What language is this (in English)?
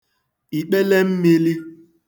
Igbo